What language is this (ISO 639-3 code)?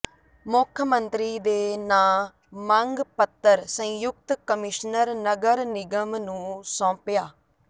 pan